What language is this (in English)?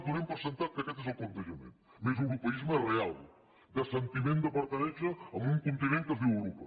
Catalan